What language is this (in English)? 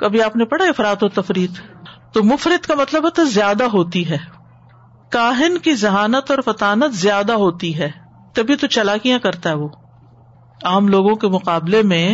Urdu